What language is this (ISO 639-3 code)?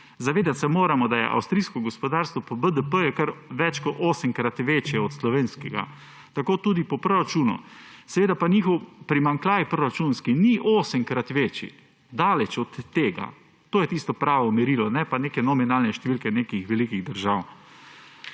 slv